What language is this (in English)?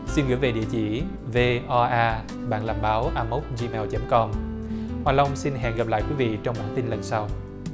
Vietnamese